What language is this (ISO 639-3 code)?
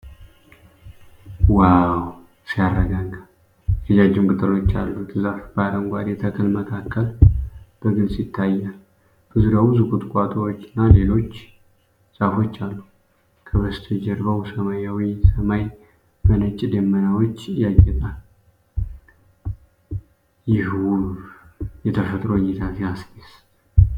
amh